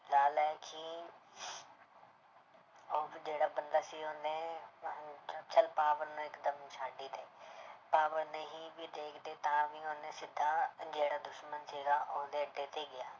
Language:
Punjabi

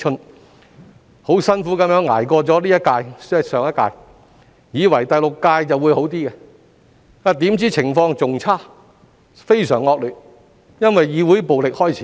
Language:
Cantonese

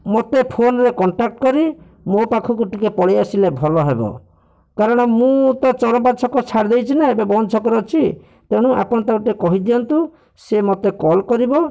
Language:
Odia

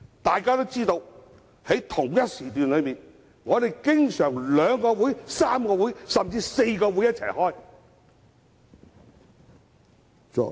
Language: Cantonese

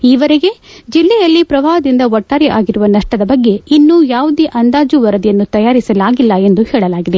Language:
Kannada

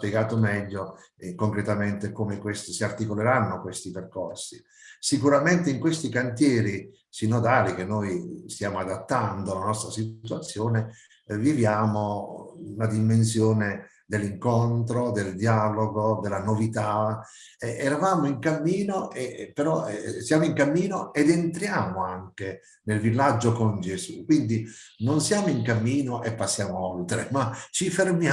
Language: Italian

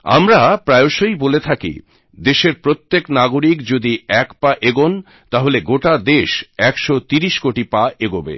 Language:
Bangla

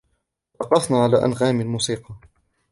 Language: Arabic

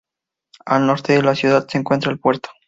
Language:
Spanish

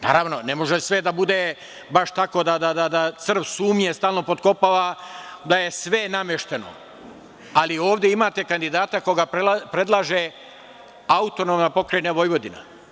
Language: Serbian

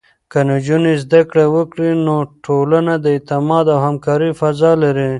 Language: Pashto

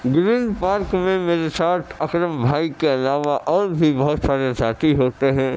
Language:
Urdu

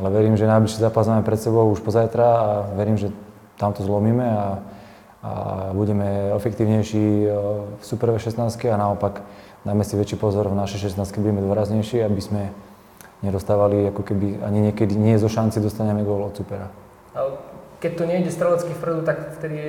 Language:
Slovak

